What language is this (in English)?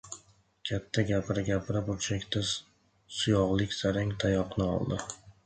Uzbek